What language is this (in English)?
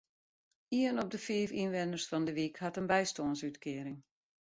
Western Frisian